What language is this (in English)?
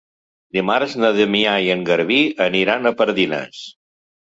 Catalan